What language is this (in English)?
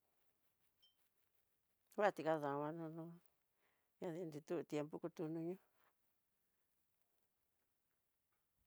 Tidaá Mixtec